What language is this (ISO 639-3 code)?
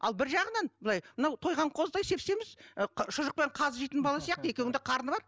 kaz